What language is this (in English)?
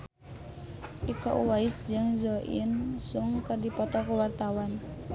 Sundanese